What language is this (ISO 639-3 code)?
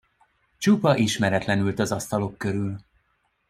hun